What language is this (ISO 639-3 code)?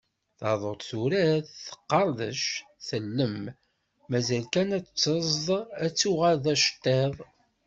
kab